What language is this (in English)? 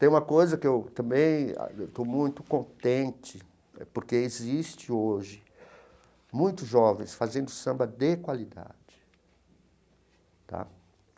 Portuguese